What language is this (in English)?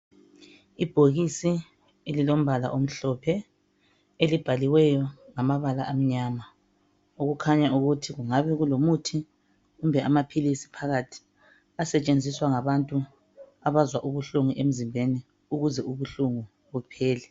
North Ndebele